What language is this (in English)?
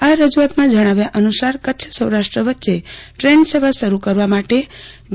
Gujarati